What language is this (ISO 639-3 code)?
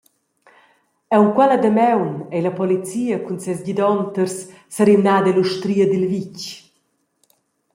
roh